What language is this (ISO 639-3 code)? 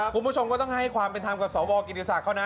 tha